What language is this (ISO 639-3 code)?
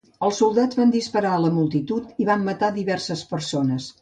cat